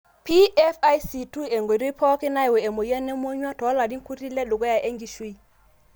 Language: Masai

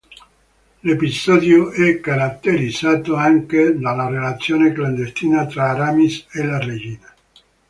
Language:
Italian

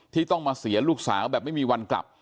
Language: Thai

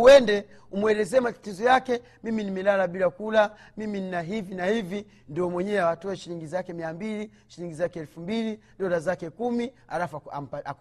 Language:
Swahili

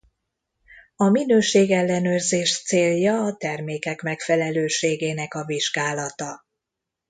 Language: Hungarian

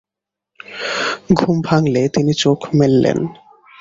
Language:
Bangla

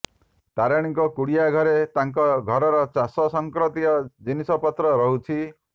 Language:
Odia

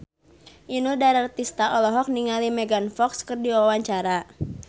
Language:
Sundanese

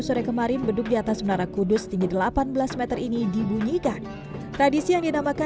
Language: Indonesian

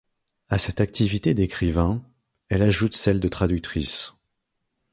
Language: French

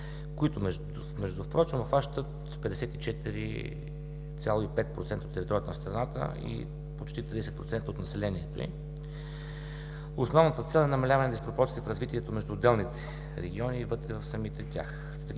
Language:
Bulgarian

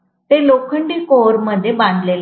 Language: Marathi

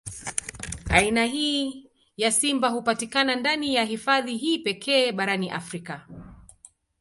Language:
Swahili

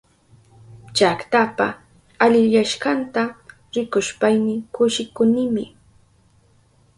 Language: Southern Pastaza Quechua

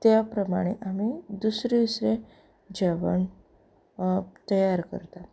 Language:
Konkani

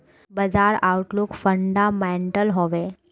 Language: Magahi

